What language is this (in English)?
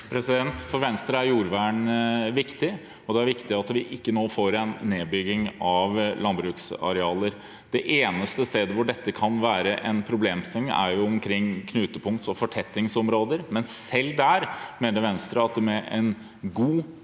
Norwegian